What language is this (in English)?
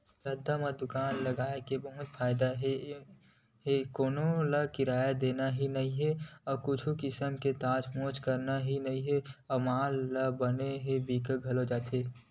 Chhattisgarhi